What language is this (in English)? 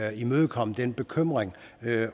Danish